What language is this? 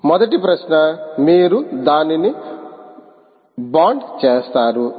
Telugu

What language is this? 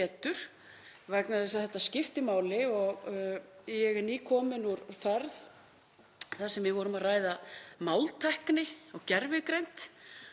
Icelandic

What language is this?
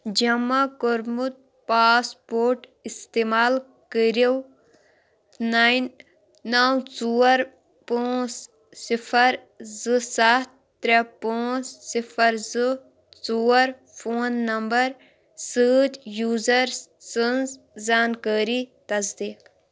Kashmiri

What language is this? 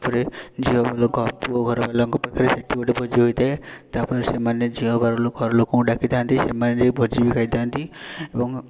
Odia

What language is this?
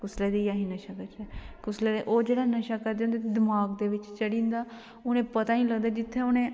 Dogri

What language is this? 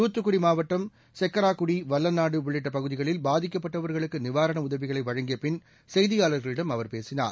Tamil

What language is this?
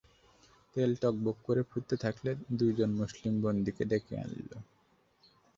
Bangla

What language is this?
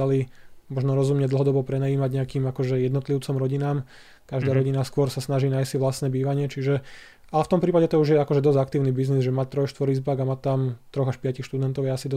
Slovak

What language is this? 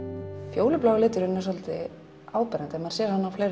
Icelandic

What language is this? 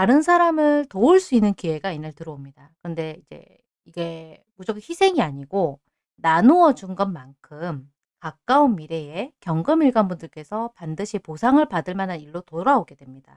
Korean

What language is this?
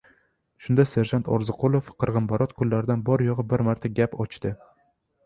Uzbek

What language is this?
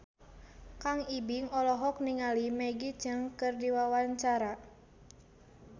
Sundanese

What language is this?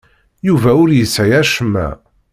Kabyle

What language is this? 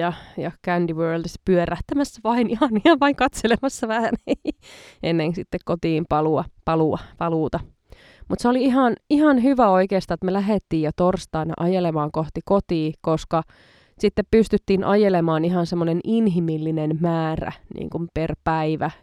Finnish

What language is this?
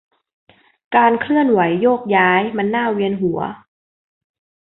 Thai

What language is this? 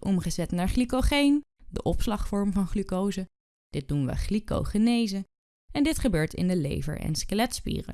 Dutch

